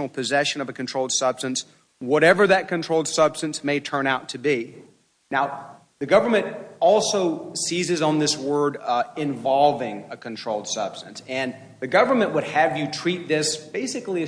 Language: English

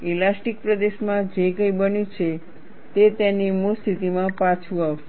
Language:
Gujarati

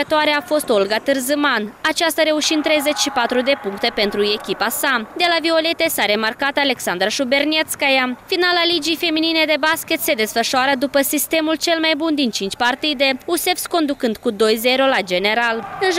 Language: Romanian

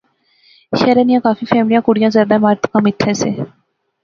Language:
Pahari-Potwari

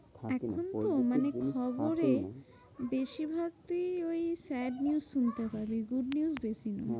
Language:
Bangla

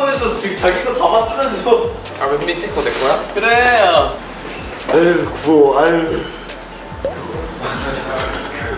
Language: Korean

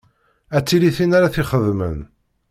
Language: Kabyle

